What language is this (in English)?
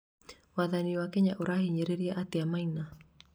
Kikuyu